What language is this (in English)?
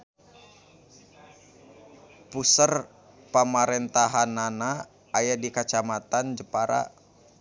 Sundanese